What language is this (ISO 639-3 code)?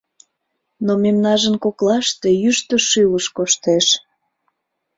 chm